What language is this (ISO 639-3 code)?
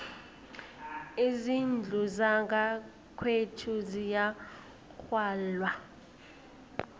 nbl